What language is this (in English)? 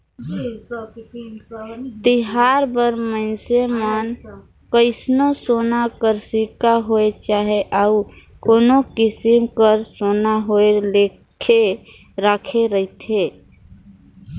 Chhattisgarhi